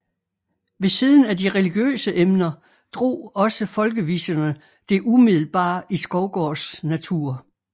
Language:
Danish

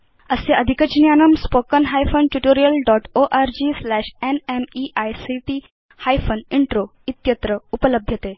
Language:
Sanskrit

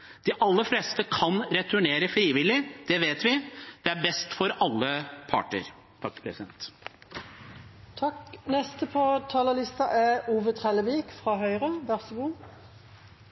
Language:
Norwegian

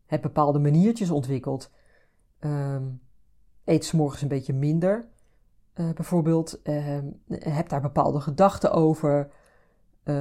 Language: Dutch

